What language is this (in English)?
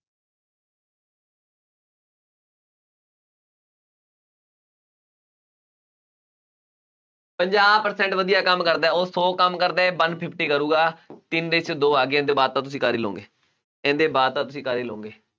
Punjabi